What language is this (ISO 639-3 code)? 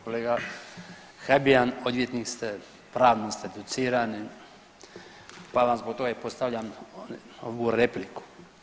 hrv